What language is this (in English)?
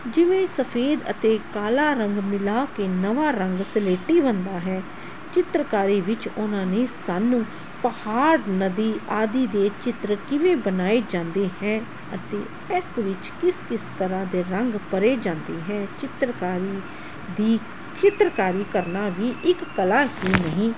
Punjabi